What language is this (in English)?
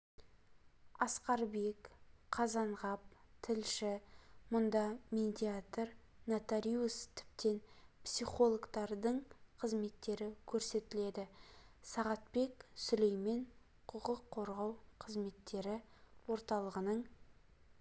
Kazakh